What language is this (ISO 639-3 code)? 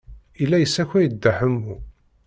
kab